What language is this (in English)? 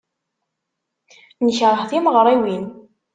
Kabyle